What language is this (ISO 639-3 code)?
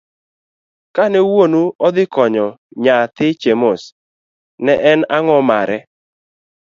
luo